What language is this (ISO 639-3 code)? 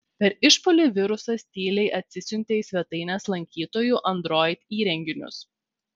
lit